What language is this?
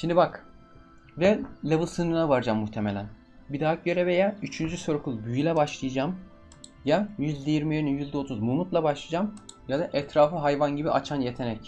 Turkish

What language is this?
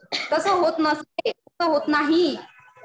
Marathi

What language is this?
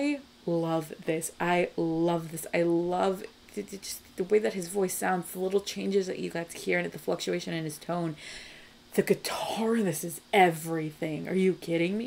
English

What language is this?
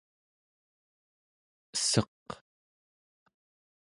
Central Yupik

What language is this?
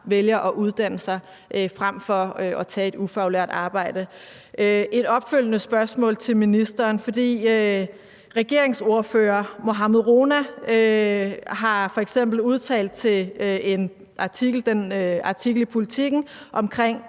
Danish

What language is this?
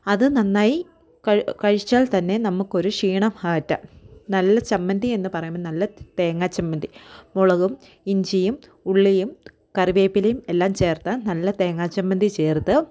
Malayalam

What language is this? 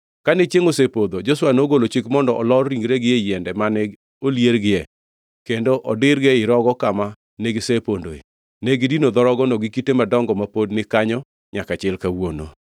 Luo (Kenya and Tanzania)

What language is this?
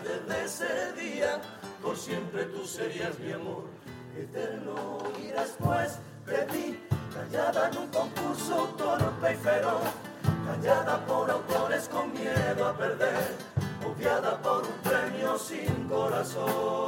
Spanish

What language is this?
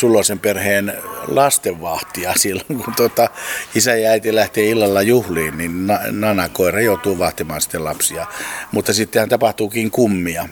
Finnish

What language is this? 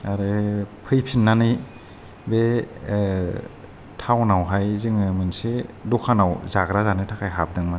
Bodo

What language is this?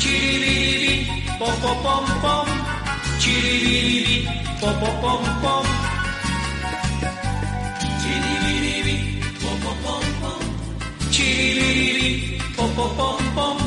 Spanish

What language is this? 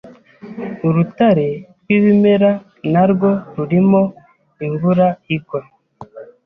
Kinyarwanda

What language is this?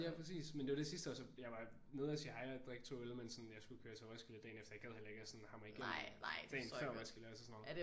Danish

